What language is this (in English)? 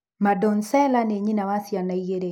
Kikuyu